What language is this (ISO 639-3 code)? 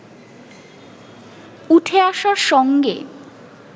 ben